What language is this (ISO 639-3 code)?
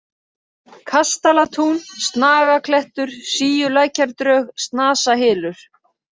isl